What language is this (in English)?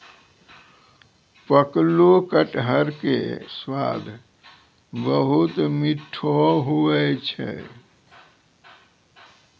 Maithili